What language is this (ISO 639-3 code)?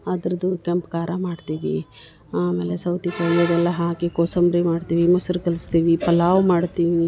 kan